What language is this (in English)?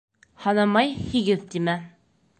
Bashkir